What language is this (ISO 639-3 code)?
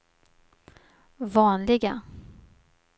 swe